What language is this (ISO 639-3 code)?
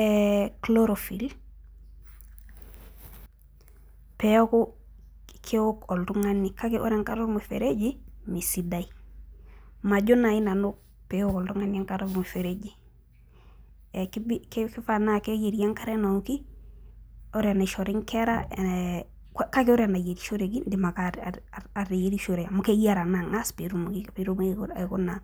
mas